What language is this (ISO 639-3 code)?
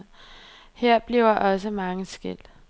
dan